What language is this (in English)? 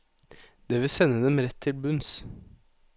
Norwegian